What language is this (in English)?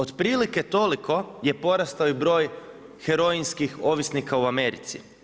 Croatian